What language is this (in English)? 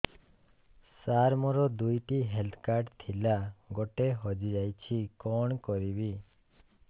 Odia